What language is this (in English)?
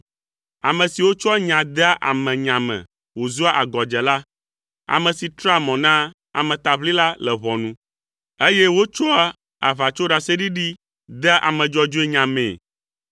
Ewe